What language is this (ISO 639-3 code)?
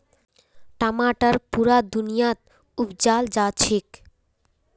mag